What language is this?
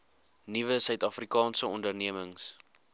Afrikaans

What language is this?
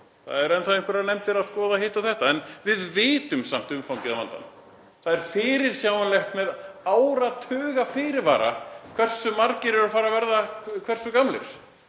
Icelandic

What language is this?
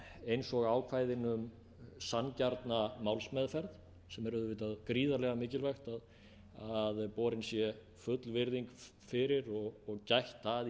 Icelandic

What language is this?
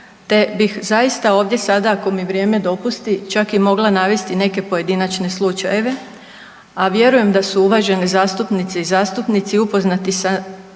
Croatian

